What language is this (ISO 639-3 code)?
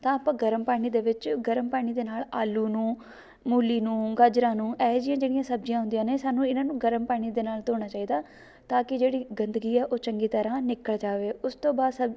pan